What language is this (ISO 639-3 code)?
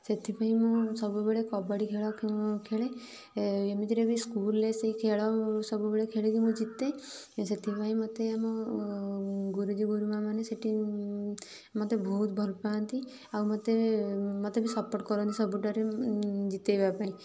ori